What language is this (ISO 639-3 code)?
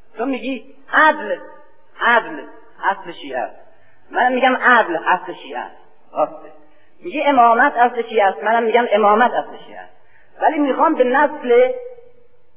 fas